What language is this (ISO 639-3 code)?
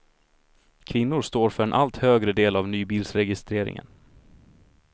swe